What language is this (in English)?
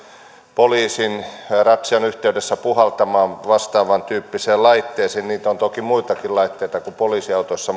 Finnish